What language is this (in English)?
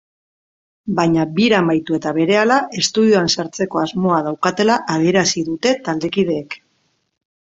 Basque